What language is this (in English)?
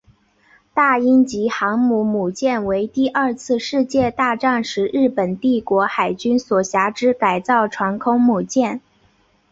Chinese